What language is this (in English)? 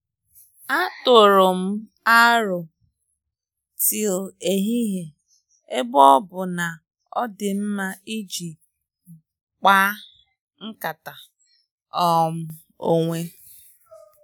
Igbo